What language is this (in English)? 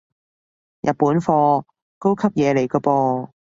Cantonese